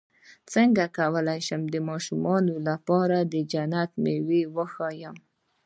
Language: Pashto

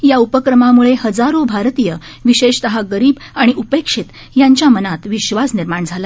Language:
Marathi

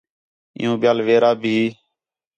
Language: Khetrani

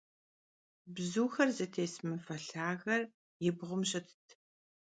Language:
Kabardian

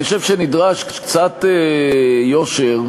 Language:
Hebrew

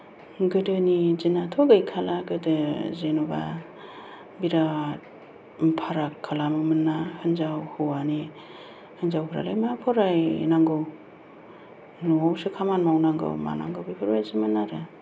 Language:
Bodo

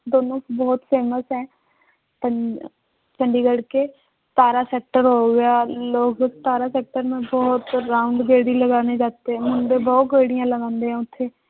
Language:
Punjabi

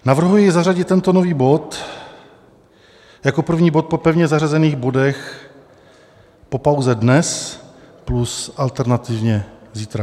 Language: Czech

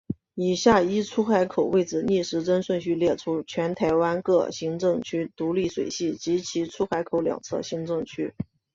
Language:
Chinese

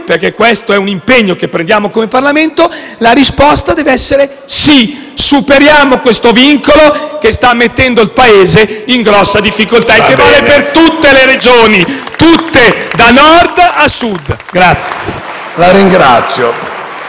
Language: Italian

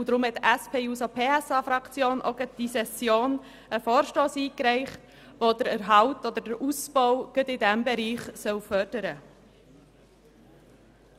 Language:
Swiss German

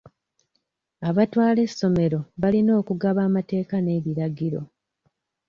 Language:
Ganda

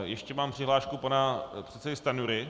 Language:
Czech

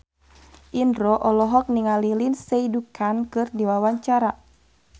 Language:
Sundanese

